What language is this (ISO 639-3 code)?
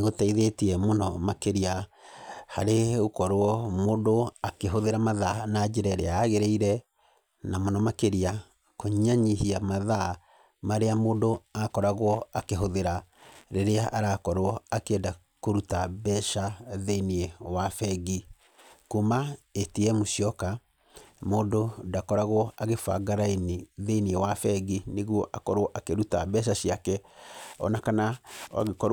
kik